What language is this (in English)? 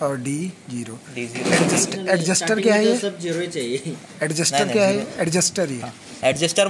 Hindi